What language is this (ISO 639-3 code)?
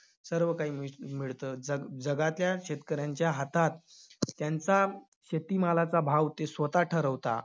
mar